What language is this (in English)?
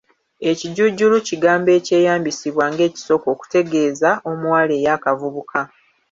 Ganda